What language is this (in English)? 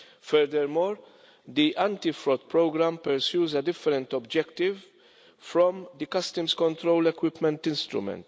English